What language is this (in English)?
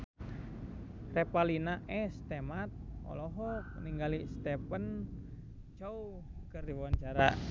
Sundanese